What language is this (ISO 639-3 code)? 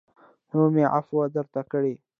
pus